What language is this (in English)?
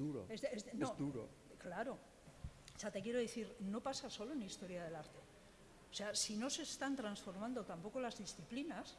Spanish